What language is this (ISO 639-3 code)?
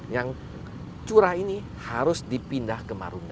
ind